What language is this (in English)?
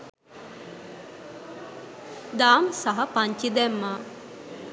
Sinhala